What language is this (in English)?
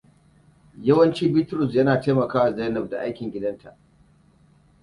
Hausa